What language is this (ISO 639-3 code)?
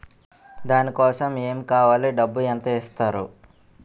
tel